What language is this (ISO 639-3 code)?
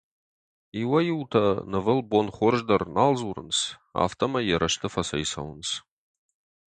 oss